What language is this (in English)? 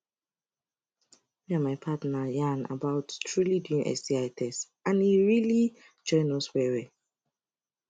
Nigerian Pidgin